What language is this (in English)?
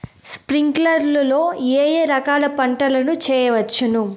Telugu